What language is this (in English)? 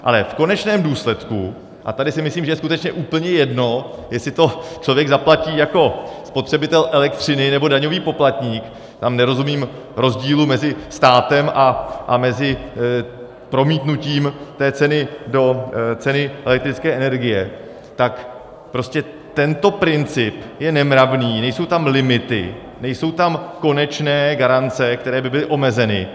Czech